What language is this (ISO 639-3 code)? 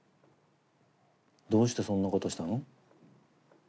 jpn